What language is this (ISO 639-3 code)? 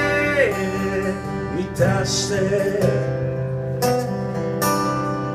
tha